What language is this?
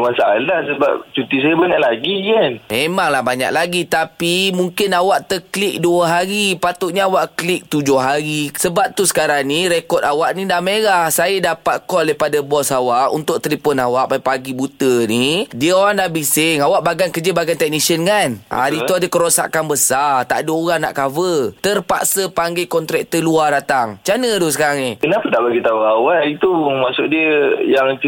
Malay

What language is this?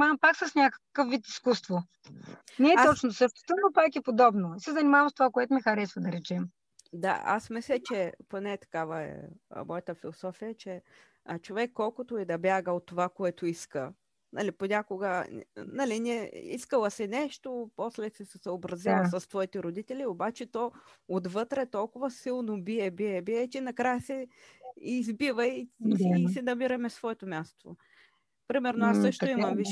Bulgarian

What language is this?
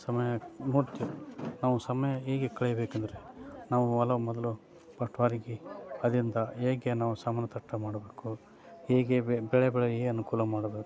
Kannada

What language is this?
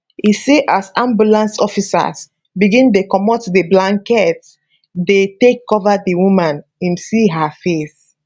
Nigerian Pidgin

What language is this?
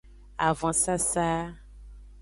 Aja (Benin)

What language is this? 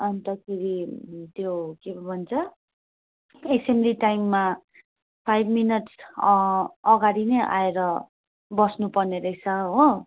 Nepali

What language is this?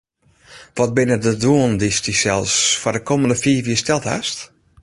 Western Frisian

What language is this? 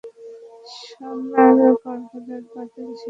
Bangla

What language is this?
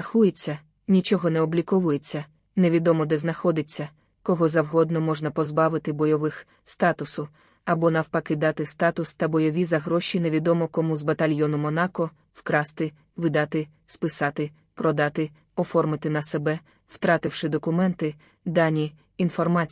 Ukrainian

